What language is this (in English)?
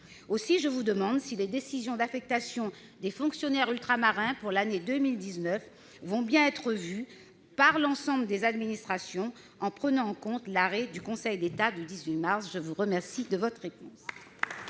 French